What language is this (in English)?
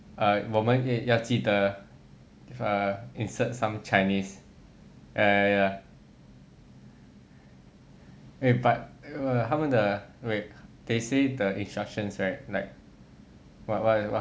English